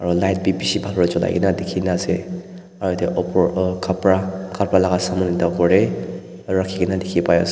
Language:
Naga Pidgin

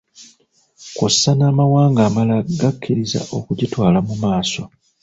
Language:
Ganda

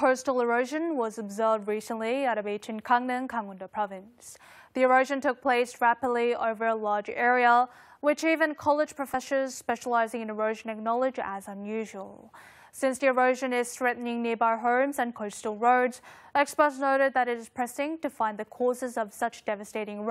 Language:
English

